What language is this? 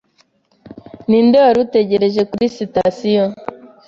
Kinyarwanda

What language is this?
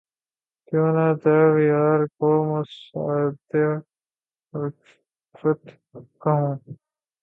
Urdu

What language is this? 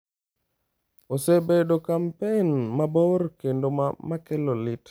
Luo (Kenya and Tanzania)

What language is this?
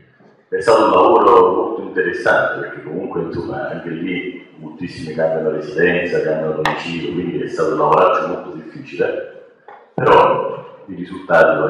Italian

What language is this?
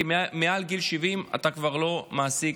Hebrew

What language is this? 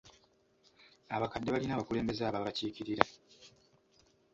Ganda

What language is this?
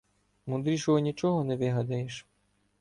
Ukrainian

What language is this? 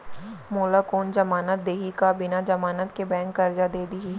Chhattisgarhi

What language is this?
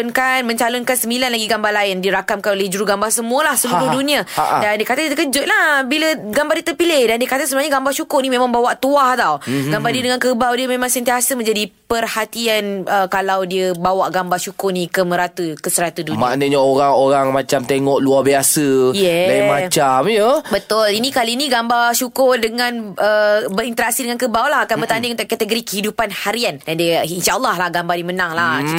Malay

